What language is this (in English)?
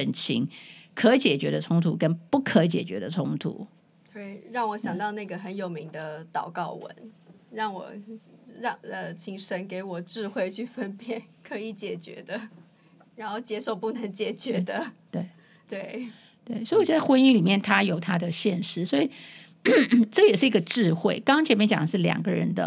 Chinese